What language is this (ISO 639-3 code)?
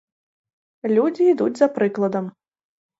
bel